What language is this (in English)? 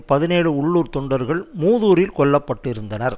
Tamil